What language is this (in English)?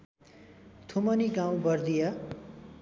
Nepali